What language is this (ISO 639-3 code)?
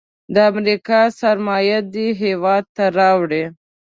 pus